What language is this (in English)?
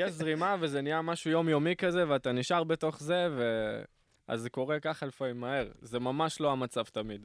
Hebrew